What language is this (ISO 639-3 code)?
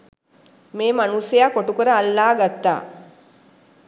sin